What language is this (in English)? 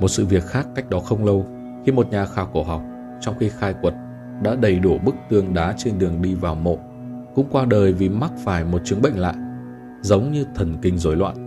Vietnamese